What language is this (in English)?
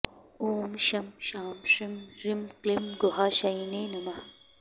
Sanskrit